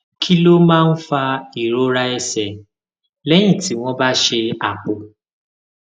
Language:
Yoruba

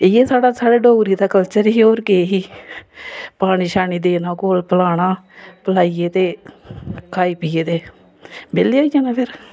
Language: Dogri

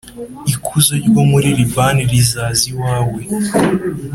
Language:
Kinyarwanda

